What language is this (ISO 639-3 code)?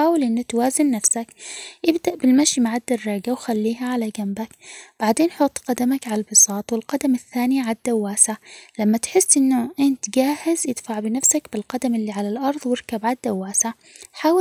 acx